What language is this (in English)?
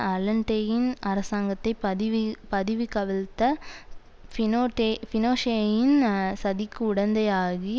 Tamil